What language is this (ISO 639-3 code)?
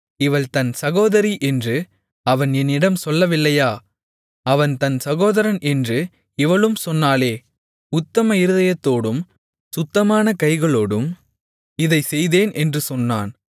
tam